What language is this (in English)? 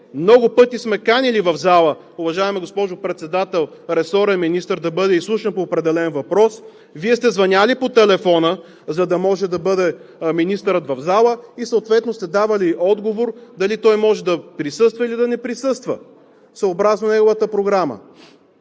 Bulgarian